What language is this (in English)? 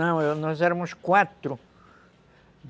Portuguese